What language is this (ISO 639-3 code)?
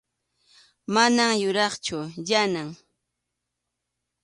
qxu